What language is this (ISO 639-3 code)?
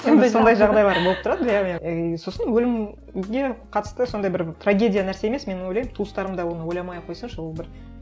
kaz